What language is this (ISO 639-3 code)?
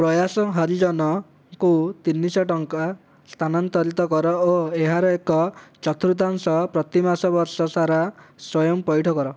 ori